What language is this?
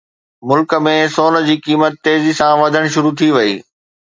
Sindhi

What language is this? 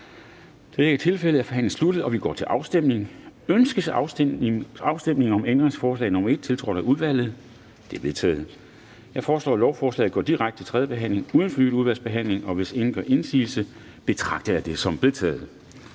Danish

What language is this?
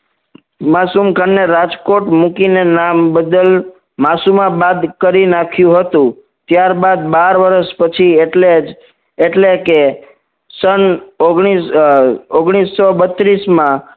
Gujarati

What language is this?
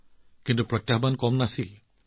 Assamese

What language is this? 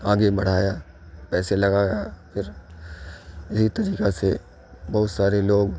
Urdu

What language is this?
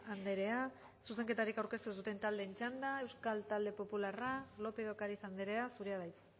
Basque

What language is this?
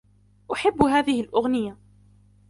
Arabic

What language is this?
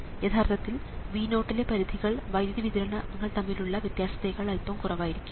Malayalam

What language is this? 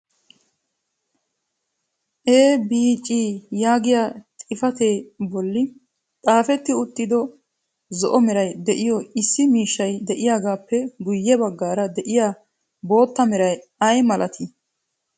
Wolaytta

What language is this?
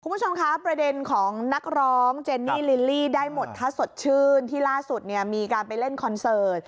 Thai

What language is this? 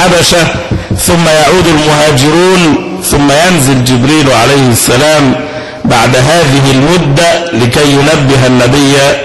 Arabic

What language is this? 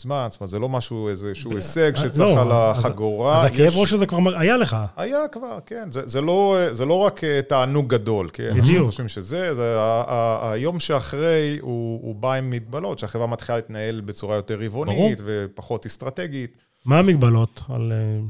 Hebrew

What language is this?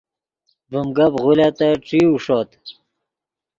Yidgha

